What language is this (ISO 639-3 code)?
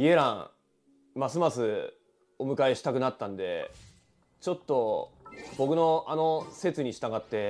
jpn